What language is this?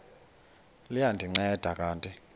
Xhosa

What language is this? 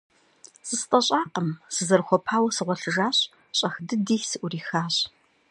Kabardian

